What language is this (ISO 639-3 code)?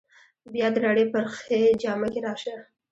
pus